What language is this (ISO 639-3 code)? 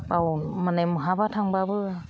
brx